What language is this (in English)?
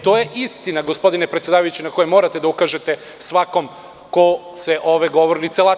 Serbian